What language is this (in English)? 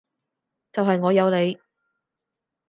Cantonese